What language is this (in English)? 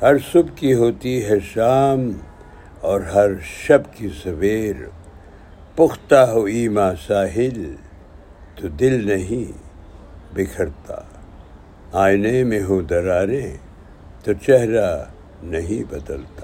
Urdu